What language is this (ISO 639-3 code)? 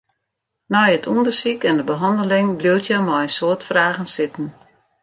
fry